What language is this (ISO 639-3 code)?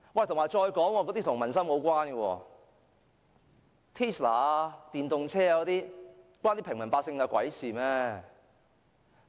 yue